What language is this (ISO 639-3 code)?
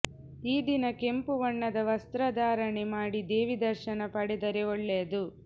kan